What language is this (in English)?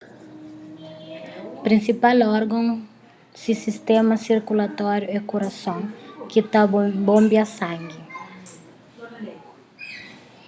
Kabuverdianu